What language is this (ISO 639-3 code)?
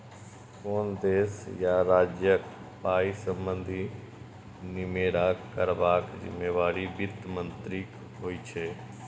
mai